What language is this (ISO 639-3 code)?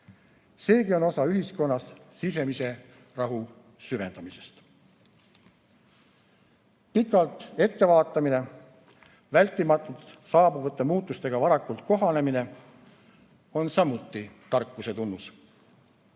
est